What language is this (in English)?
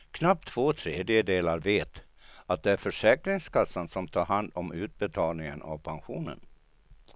Swedish